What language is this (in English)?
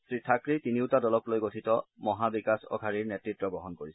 Assamese